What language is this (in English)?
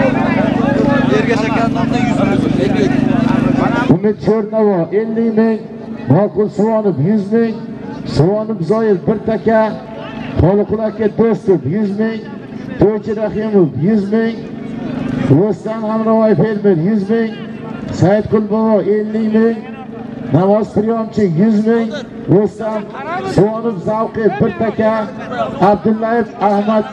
Turkish